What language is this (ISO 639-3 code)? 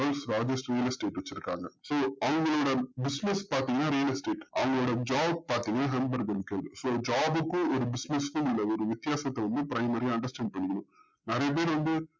tam